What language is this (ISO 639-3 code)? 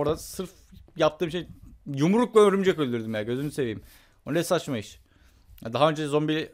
tur